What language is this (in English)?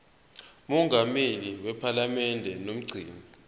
Zulu